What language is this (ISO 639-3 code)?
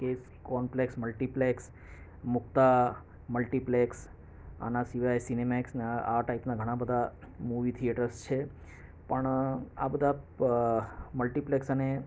guj